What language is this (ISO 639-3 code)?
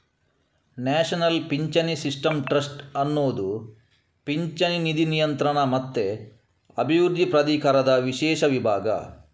kan